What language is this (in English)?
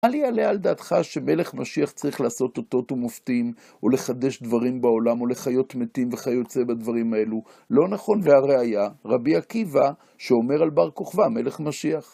Hebrew